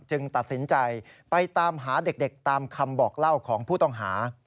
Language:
Thai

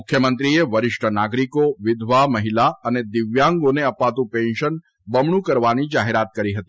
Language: Gujarati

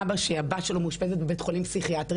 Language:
Hebrew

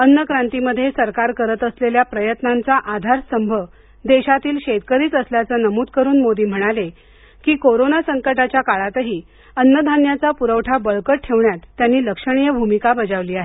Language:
Marathi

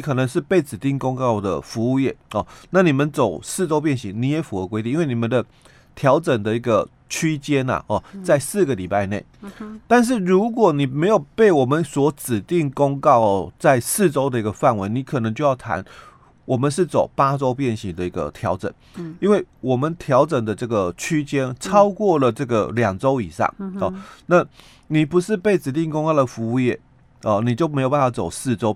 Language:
Chinese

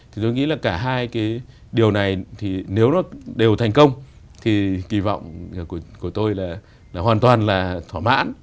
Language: Vietnamese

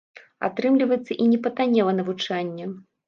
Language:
Belarusian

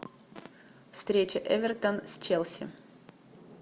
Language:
Russian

